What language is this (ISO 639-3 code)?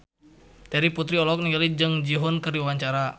sun